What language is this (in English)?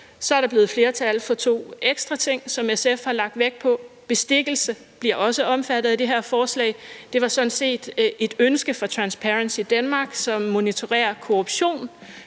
Danish